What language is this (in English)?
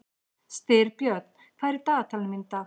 Icelandic